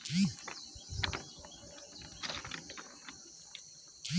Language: Bangla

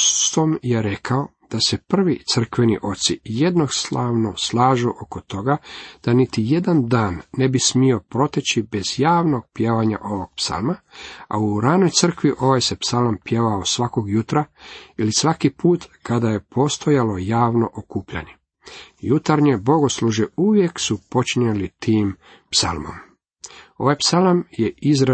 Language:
Croatian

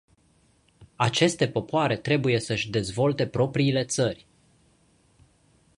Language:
Romanian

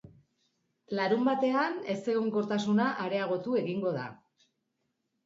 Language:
Basque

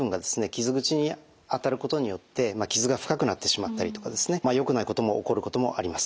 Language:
Japanese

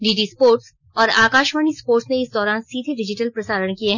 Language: Hindi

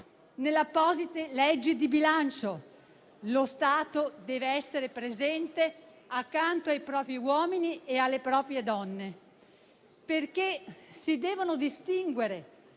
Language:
Italian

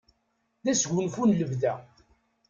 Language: Kabyle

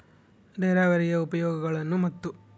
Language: Kannada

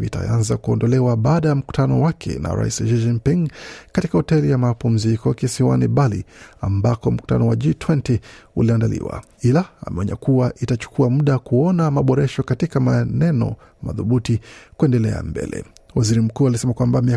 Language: Swahili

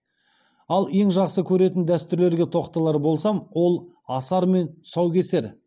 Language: Kazakh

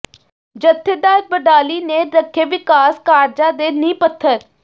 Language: Punjabi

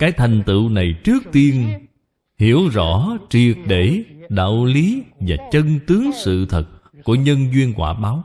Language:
Vietnamese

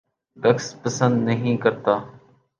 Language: Urdu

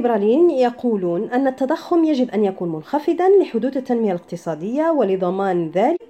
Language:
Arabic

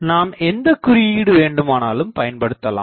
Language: Tamil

